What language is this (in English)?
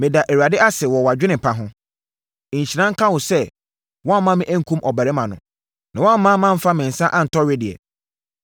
Akan